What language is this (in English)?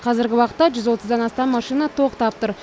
Kazakh